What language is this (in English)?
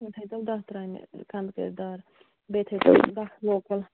Kashmiri